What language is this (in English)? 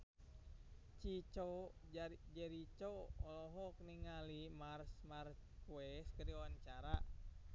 Sundanese